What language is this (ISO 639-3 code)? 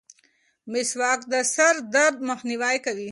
pus